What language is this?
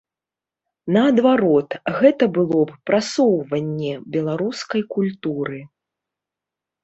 Belarusian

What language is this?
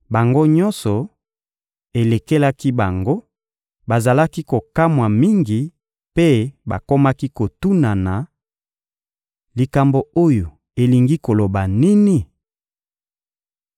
Lingala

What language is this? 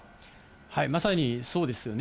Japanese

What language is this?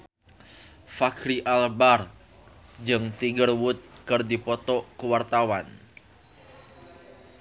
Sundanese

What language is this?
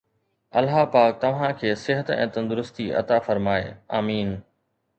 Sindhi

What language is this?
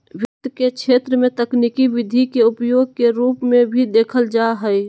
Magahi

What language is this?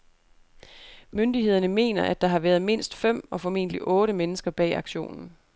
Danish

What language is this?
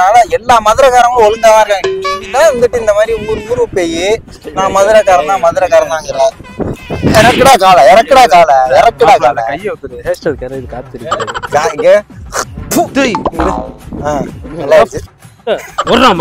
Tamil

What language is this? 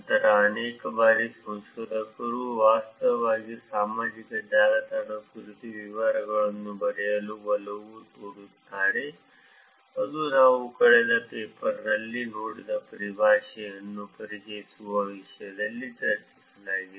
Kannada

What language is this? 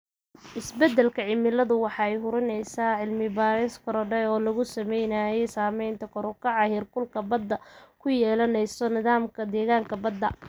Somali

